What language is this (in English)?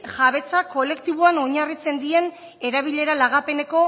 Basque